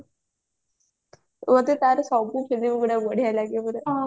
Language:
Odia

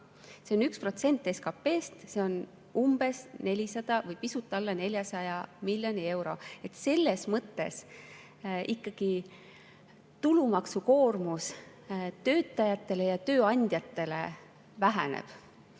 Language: Estonian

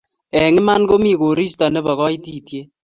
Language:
Kalenjin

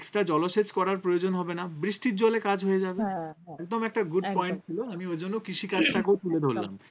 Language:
Bangla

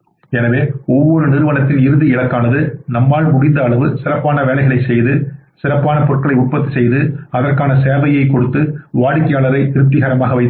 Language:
Tamil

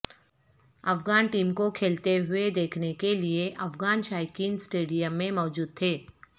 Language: Urdu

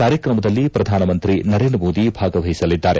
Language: Kannada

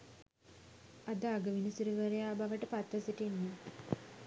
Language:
Sinhala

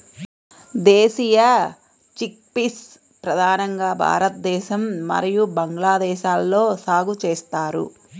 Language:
Telugu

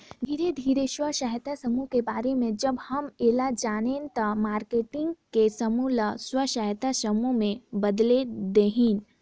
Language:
Chhattisgarhi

